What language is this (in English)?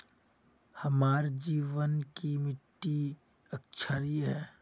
Magahi